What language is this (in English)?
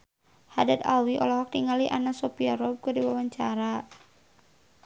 Sundanese